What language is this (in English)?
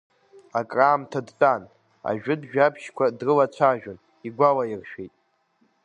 Abkhazian